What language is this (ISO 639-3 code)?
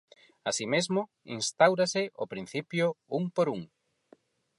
glg